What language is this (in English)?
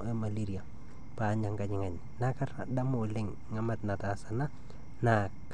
Masai